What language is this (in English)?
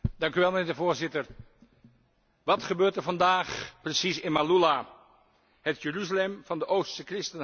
Dutch